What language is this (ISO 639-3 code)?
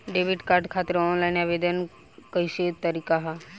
bho